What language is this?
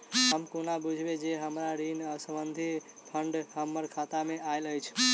Maithili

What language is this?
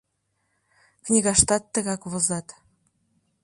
Mari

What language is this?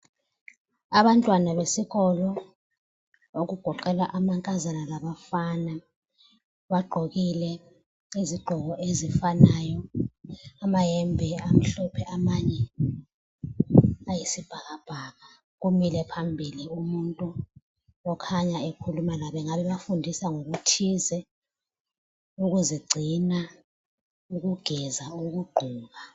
North Ndebele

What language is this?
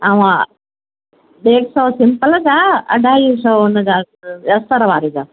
Sindhi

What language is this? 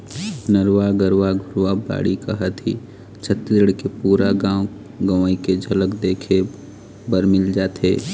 Chhattisgarhi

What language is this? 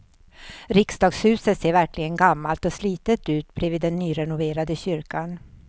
Swedish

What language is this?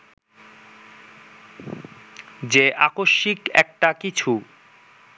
Bangla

